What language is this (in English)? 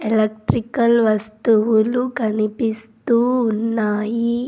Telugu